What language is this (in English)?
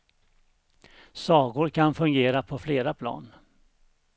Swedish